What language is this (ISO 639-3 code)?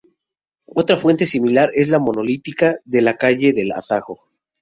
spa